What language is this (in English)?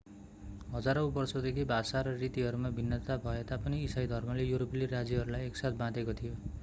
Nepali